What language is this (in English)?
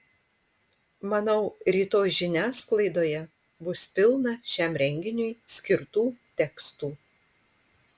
Lithuanian